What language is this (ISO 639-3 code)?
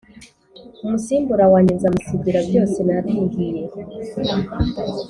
kin